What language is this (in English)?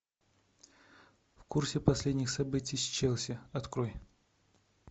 Russian